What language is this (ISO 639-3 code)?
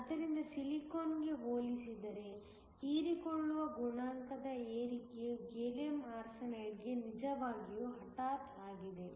kan